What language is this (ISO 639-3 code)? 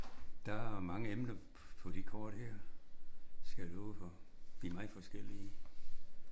dan